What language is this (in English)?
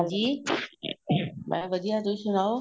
Punjabi